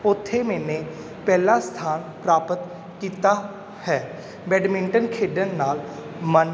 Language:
Punjabi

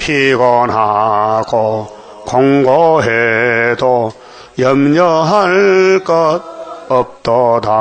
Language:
Korean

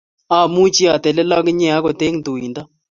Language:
Kalenjin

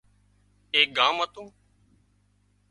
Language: Wadiyara Koli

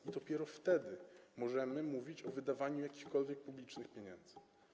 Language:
Polish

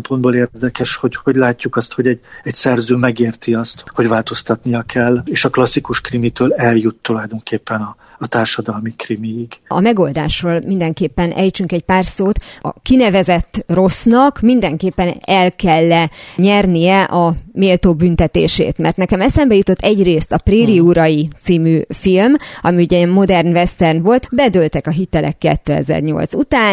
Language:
Hungarian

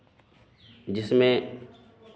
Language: Hindi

